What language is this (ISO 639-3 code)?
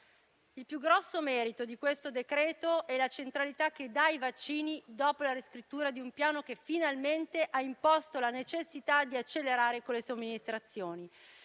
ita